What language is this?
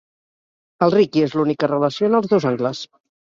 Catalan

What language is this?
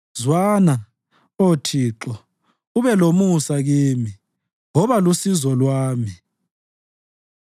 North Ndebele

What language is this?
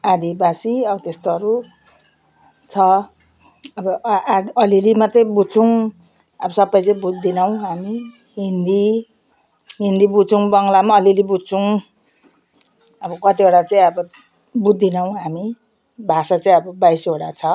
Nepali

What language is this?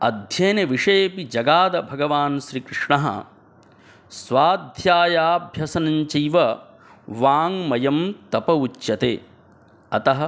Sanskrit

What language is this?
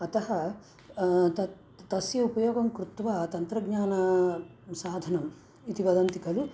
Sanskrit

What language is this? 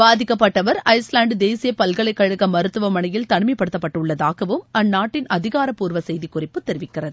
Tamil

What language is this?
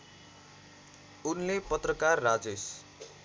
Nepali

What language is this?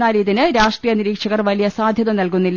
Malayalam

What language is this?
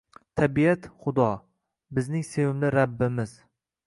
Uzbek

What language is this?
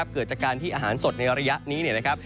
Thai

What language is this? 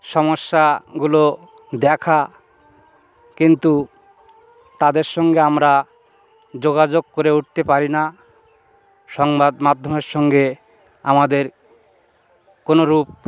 Bangla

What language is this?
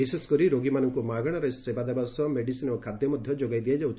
Odia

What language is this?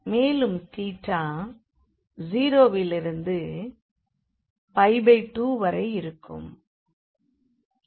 Tamil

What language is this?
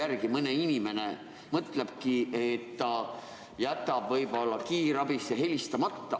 Estonian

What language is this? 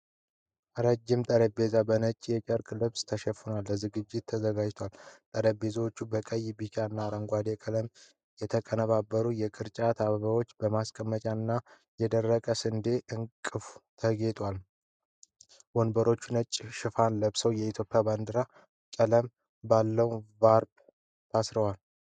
Amharic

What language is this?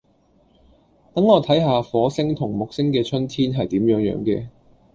Cantonese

